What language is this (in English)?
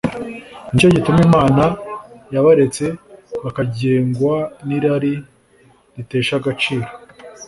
Kinyarwanda